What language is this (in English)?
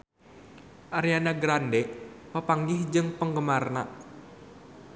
Sundanese